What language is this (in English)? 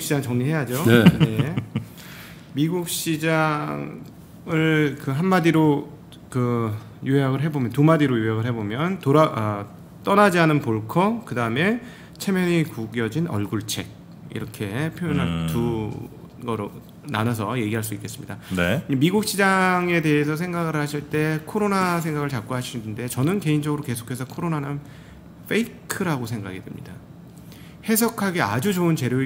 Korean